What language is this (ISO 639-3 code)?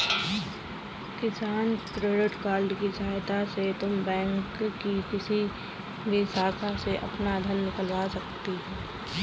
hin